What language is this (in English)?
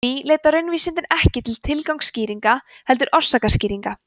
Icelandic